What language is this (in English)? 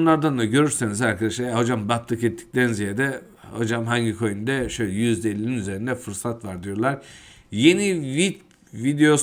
Turkish